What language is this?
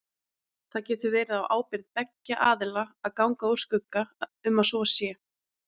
Icelandic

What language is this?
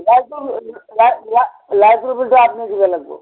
Assamese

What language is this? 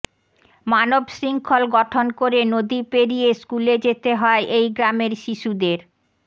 Bangla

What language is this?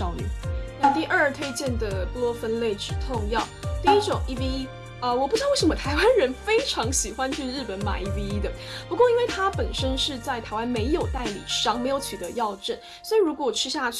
Chinese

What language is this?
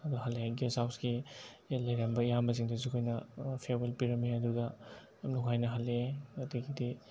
Manipuri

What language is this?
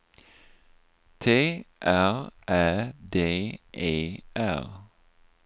Swedish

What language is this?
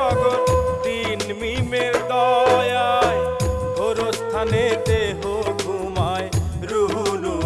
Bangla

